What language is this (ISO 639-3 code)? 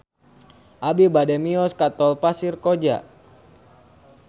sun